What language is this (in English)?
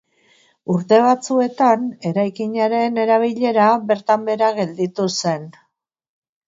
Basque